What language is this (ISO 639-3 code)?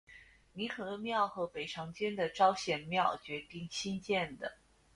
zho